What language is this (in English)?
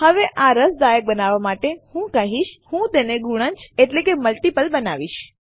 Gujarati